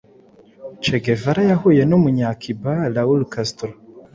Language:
Kinyarwanda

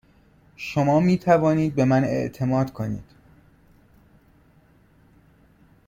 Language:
Persian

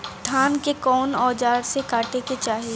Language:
Bhojpuri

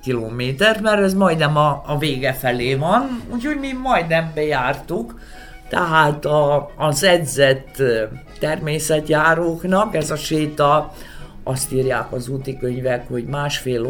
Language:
Hungarian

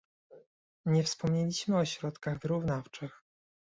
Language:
Polish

